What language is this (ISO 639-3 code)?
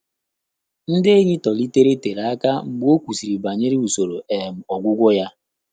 ibo